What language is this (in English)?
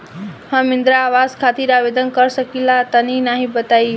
Bhojpuri